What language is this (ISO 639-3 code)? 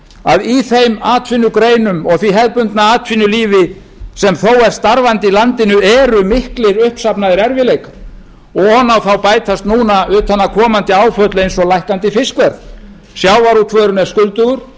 isl